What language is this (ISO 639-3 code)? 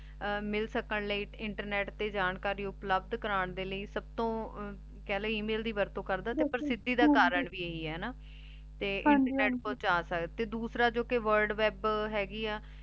pan